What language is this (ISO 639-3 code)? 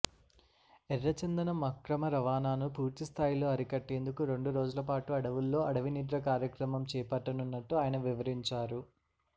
tel